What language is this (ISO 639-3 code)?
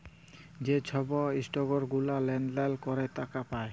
ben